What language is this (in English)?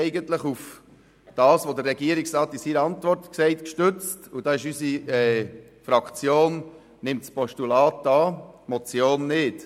Swiss German